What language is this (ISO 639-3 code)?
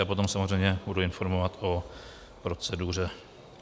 ces